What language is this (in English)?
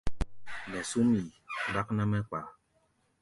Gbaya